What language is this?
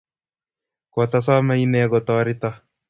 Kalenjin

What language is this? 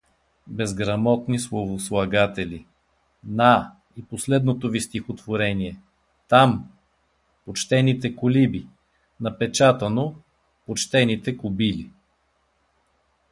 Bulgarian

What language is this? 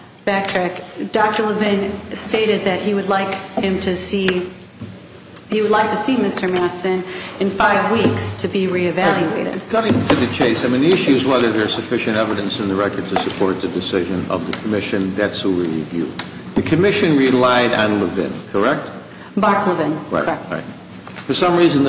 English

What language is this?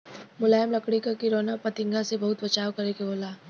Bhojpuri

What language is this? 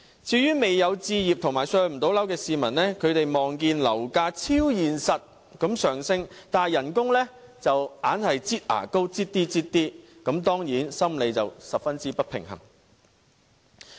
Cantonese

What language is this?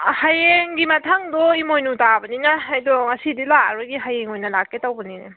Manipuri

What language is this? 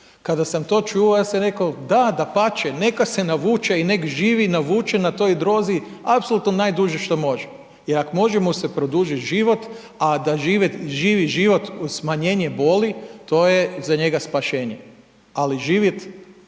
Croatian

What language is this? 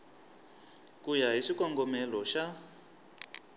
Tsonga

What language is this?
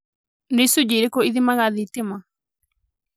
Kikuyu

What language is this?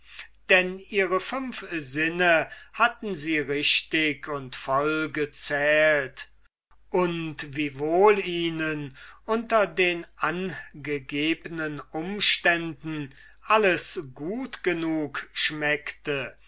German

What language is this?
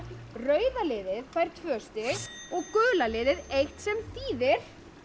Icelandic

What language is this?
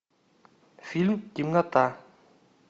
Russian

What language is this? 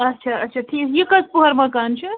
Kashmiri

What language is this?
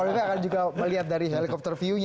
Indonesian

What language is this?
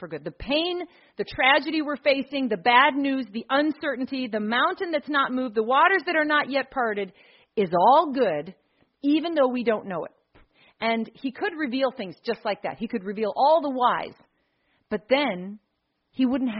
English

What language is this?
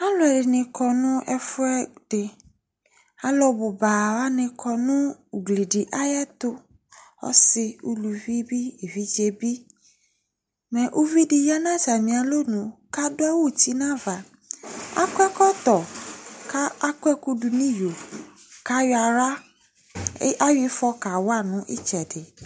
Ikposo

